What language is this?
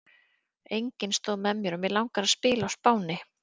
Icelandic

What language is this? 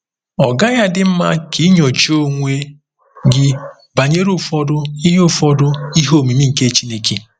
Igbo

